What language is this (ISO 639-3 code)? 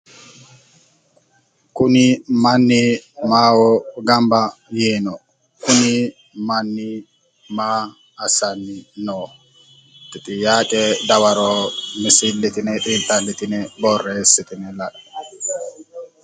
sid